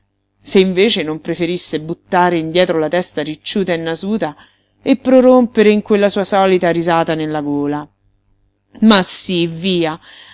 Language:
Italian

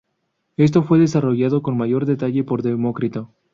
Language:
Spanish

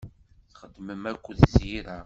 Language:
Kabyle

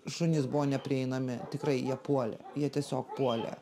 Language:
Lithuanian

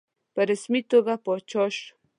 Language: Pashto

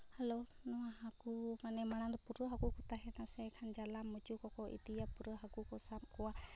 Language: Santali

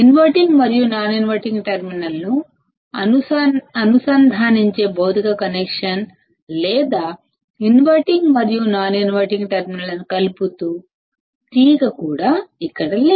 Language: Telugu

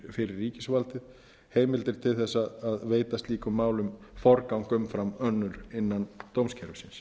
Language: Icelandic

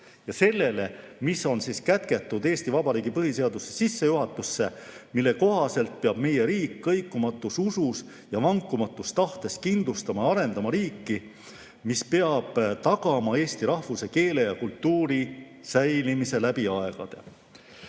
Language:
Estonian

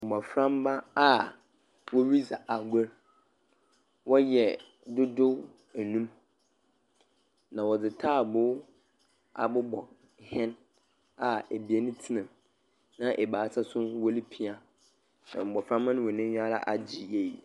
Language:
Akan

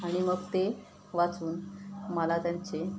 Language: Marathi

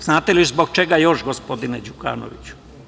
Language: Serbian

